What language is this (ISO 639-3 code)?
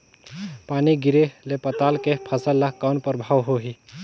hne